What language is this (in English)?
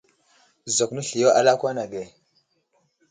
Wuzlam